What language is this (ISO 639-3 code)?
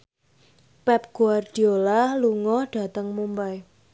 jav